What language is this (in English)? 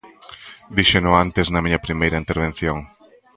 Galician